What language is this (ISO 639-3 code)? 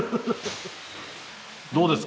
jpn